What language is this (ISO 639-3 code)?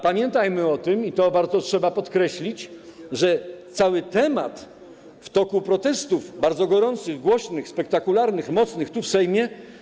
pol